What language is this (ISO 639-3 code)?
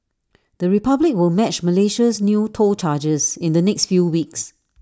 eng